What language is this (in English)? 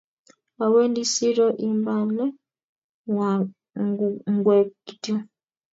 Kalenjin